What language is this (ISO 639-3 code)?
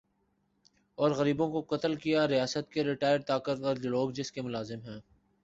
urd